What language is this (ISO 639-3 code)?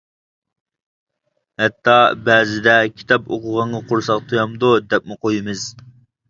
uig